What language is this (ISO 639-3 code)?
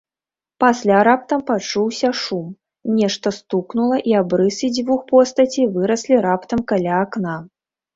bel